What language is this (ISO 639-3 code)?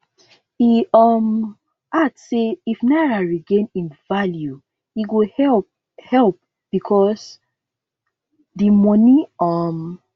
pcm